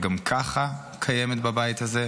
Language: Hebrew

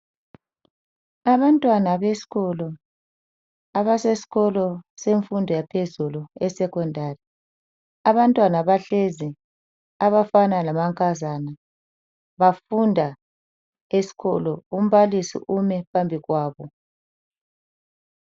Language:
North Ndebele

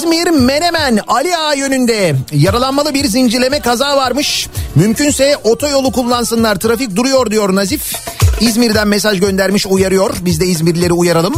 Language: Turkish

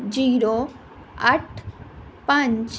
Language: Punjabi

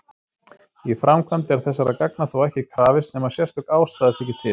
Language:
Icelandic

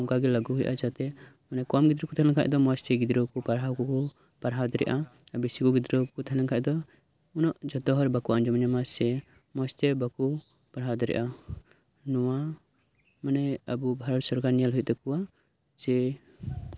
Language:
Santali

